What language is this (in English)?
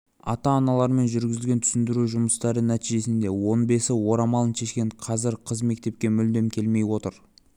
Kazakh